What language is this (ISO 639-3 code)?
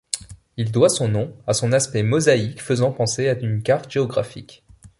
fra